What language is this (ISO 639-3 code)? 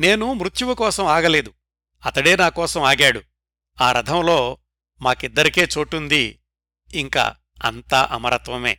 tel